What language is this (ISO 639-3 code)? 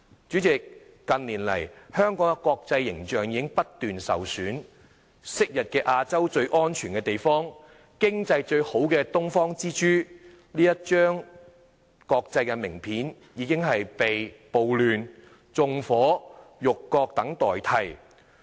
yue